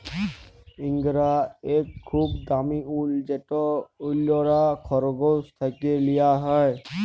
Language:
Bangla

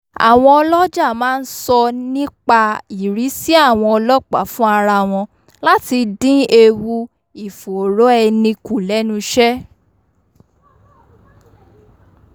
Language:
Yoruba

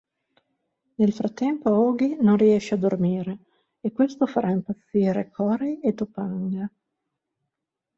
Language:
Italian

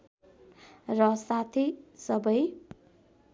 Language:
Nepali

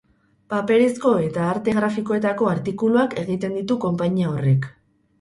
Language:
Basque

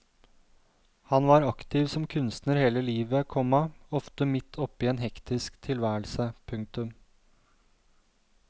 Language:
Norwegian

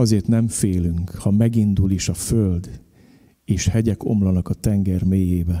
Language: Hungarian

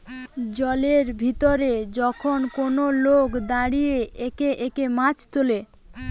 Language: Bangla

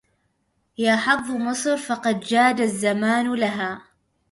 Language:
Arabic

